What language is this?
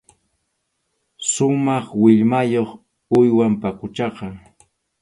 Arequipa-La Unión Quechua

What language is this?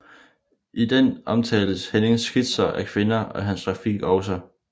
Danish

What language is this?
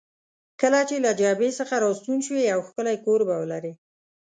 Pashto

